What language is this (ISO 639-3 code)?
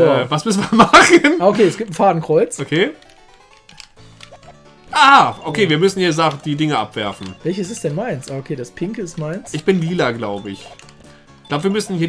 deu